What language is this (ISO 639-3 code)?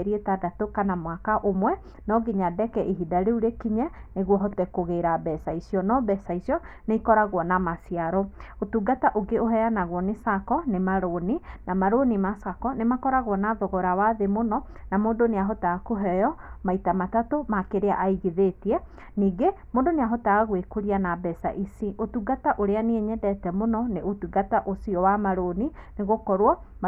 kik